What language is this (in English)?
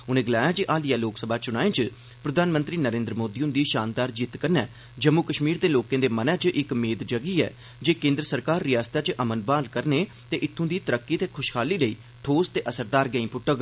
Dogri